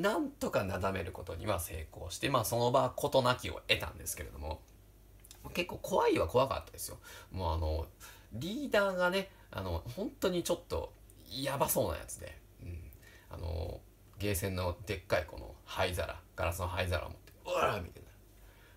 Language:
Japanese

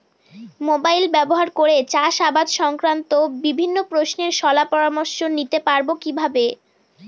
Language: Bangla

